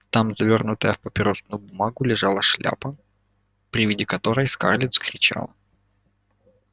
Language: Russian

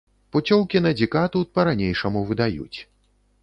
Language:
Belarusian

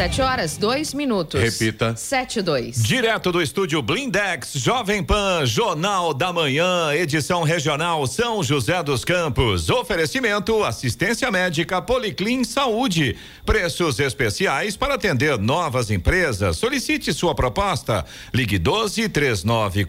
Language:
Portuguese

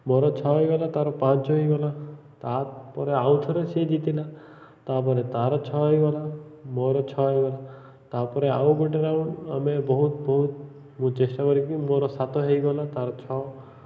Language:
Odia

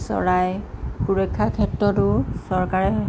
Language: Assamese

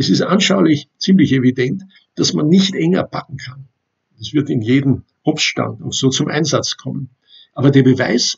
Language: German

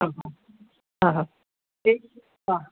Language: Sanskrit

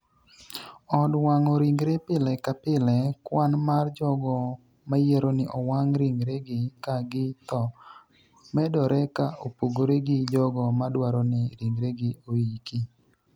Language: Luo (Kenya and Tanzania)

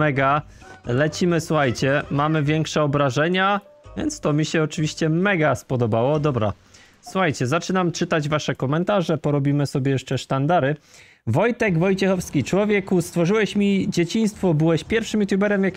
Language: Polish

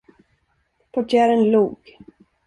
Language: Swedish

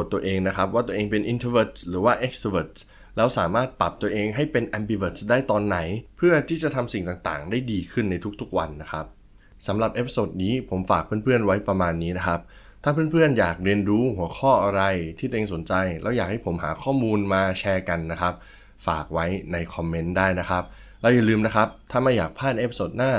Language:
Thai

